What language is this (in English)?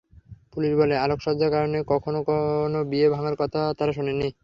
Bangla